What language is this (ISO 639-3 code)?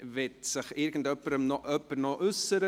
gsw